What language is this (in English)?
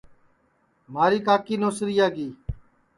Sansi